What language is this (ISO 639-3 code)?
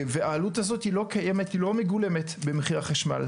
heb